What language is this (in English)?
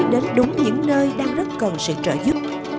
Vietnamese